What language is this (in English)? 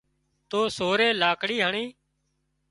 Wadiyara Koli